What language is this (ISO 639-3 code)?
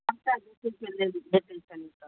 mai